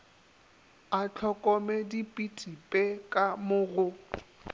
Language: Northern Sotho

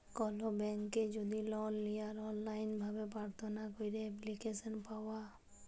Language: Bangla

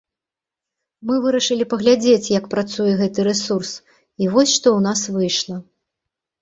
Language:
Belarusian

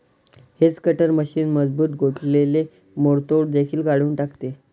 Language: Marathi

